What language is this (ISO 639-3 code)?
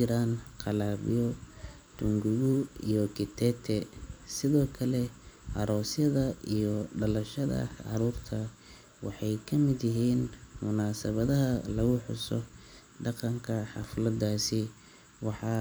som